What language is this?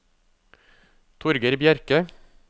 Norwegian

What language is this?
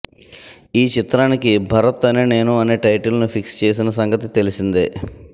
Telugu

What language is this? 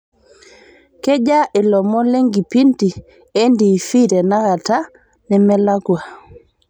Masai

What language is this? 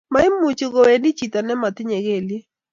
Kalenjin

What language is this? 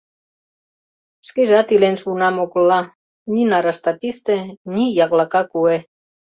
Mari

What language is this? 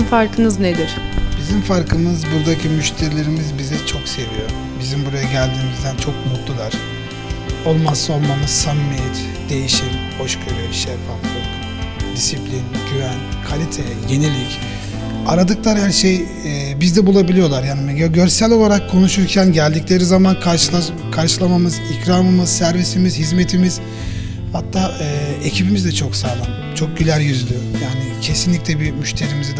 Turkish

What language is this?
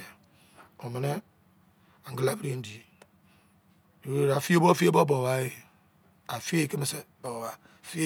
Izon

